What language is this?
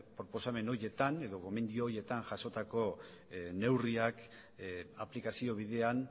Basque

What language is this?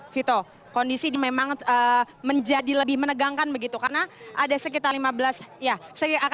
Indonesian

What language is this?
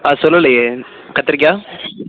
Tamil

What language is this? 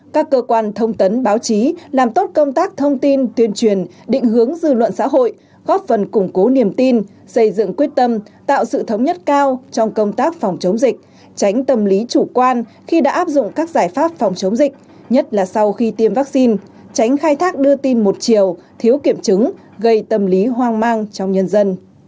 Vietnamese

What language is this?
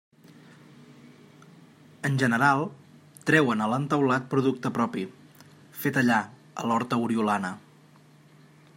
Catalan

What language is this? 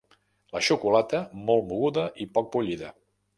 Catalan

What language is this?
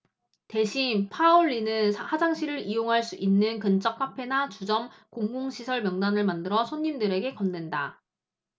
Korean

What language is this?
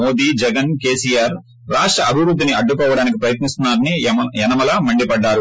Telugu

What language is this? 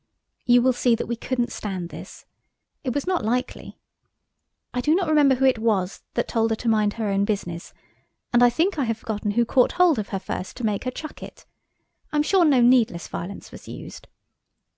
English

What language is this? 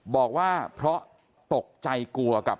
Thai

